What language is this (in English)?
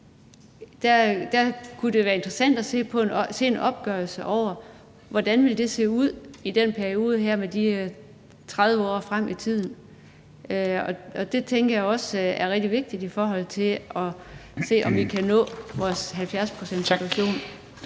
Danish